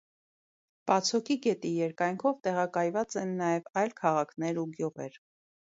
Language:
Armenian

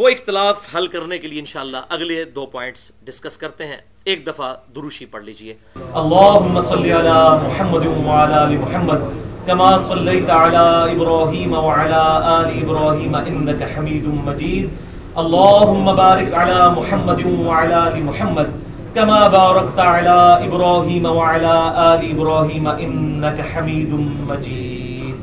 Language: Urdu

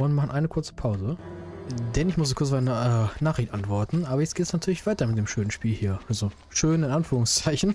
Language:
German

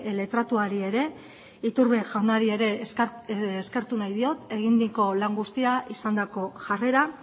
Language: Basque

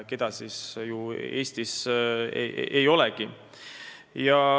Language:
Estonian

